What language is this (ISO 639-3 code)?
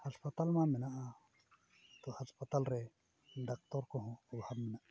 sat